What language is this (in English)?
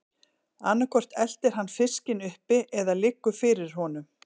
Icelandic